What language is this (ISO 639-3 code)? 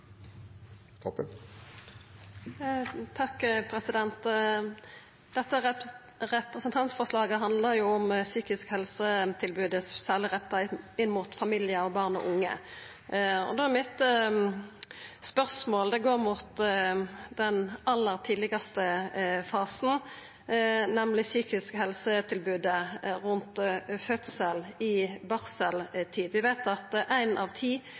nor